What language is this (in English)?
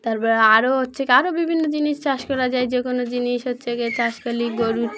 Bangla